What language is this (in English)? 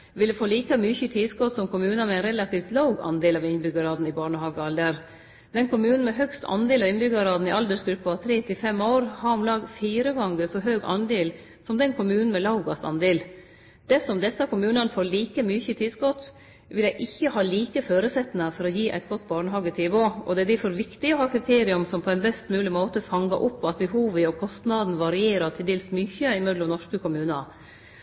Norwegian Nynorsk